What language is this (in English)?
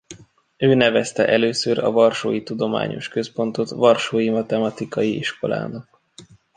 Hungarian